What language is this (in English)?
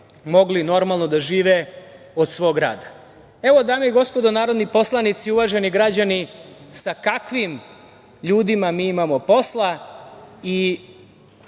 Serbian